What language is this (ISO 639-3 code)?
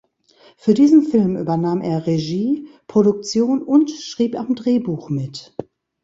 deu